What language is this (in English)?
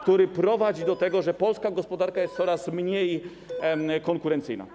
Polish